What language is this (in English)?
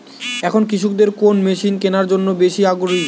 Bangla